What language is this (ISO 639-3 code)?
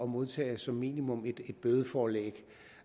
dan